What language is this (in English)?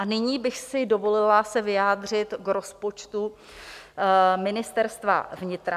Czech